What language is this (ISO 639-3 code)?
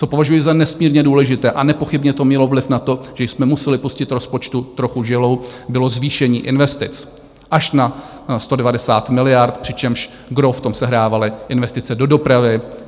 ces